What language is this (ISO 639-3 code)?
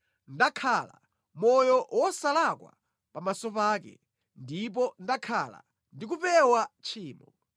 nya